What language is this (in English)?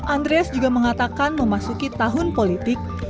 Indonesian